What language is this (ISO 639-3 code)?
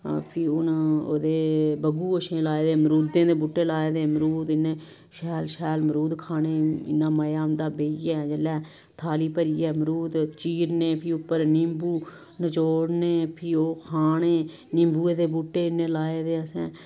doi